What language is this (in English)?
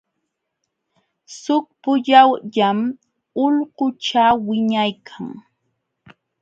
Jauja Wanca Quechua